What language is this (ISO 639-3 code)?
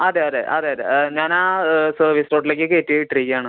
mal